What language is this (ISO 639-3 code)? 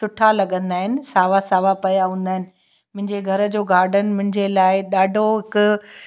snd